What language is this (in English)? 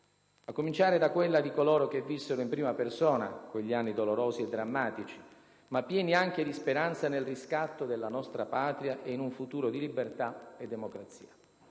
Italian